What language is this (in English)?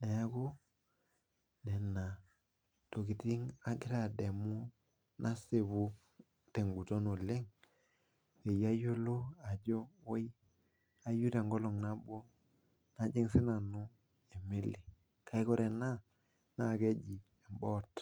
Masai